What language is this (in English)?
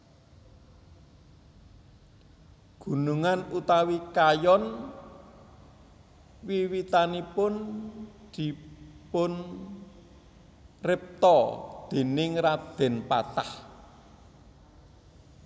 Javanese